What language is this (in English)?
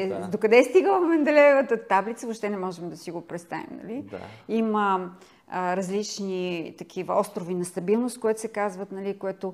Bulgarian